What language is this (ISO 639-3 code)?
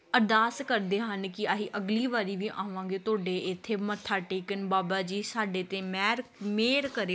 pan